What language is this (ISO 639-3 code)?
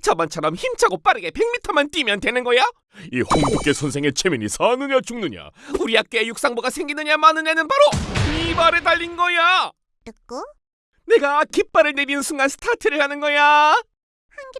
kor